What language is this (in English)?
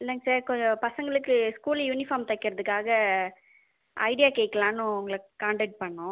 Tamil